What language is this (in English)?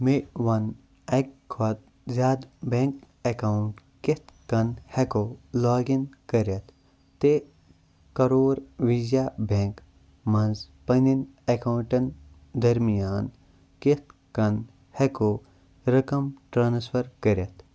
Kashmiri